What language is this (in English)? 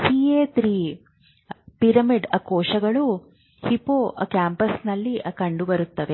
Kannada